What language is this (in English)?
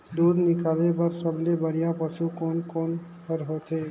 Chhattisgarhi